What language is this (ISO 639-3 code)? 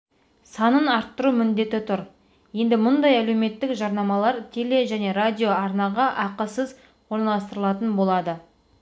kaz